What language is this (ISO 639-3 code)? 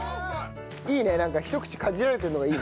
jpn